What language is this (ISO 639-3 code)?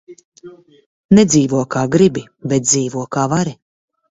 lav